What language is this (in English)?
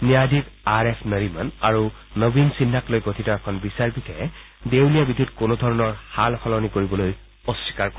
Assamese